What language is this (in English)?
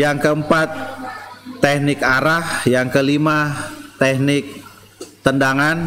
Indonesian